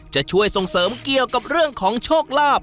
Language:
Thai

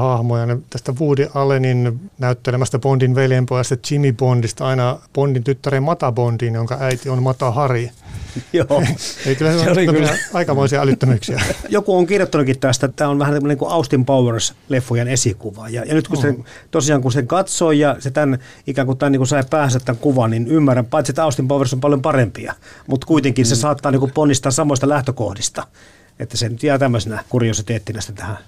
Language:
Finnish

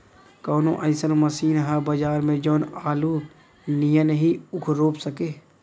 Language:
Bhojpuri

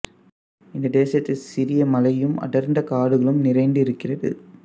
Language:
Tamil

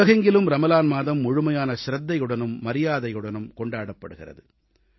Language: Tamil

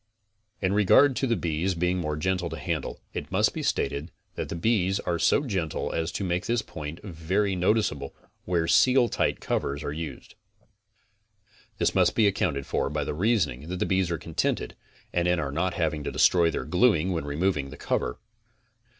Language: English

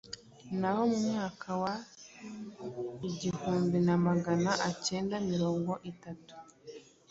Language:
Kinyarwanda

